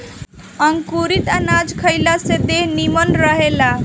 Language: Bhojpuri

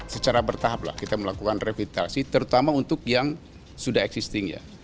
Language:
Indonesian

